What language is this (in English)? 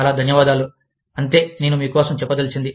Telugu